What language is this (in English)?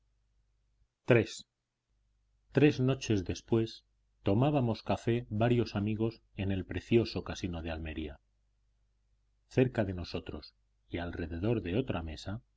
Spanish